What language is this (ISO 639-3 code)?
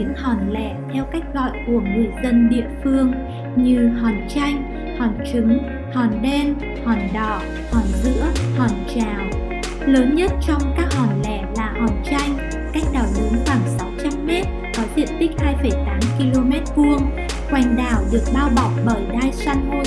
vie